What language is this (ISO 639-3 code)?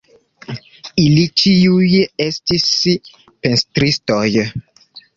epo